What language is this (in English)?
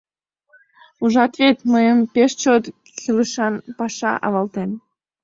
Mari